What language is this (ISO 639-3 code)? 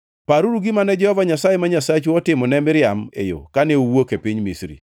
luo